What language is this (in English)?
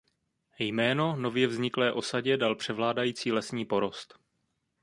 Czech